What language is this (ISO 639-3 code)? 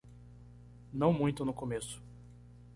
por